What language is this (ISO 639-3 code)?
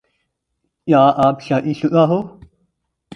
urd